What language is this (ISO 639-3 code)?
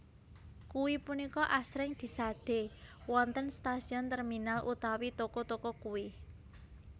jav